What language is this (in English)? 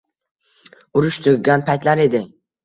Uzbek